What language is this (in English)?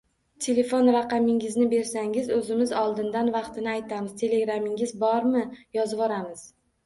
Uzbek